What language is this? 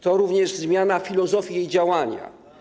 Polish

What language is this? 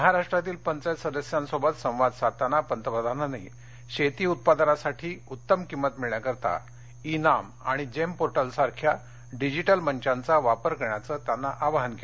Marathi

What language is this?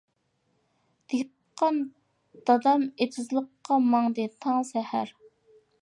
Uyghur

